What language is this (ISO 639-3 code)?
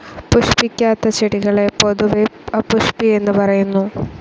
mal